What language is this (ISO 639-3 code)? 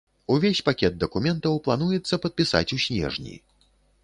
bel